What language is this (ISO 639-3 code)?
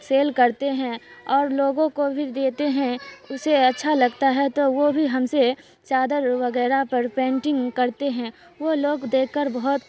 urd